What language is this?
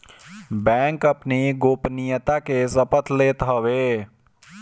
Bhojpuri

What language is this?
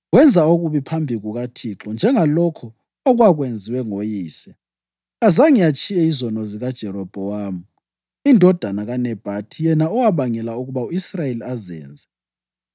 North Ndebele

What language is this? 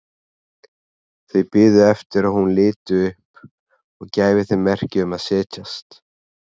Icelandic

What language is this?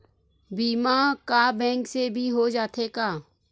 Chhattisgarhi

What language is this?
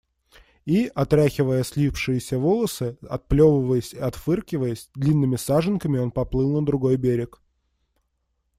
Russian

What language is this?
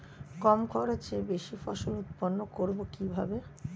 Bangla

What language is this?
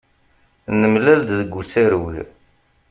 Kabyle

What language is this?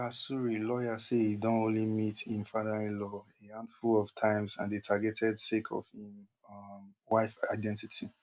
Nigerian Pidgin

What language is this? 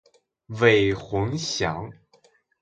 Chinese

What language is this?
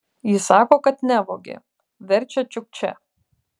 Lithuanian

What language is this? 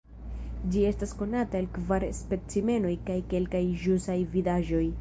Esperanto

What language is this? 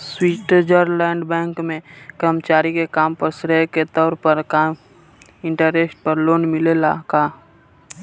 Bhojpuri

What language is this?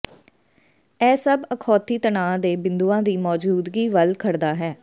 Punjabi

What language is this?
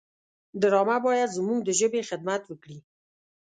Pashto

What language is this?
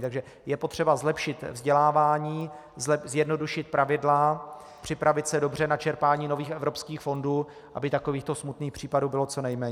Czech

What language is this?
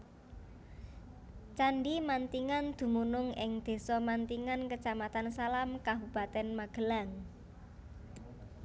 Javanese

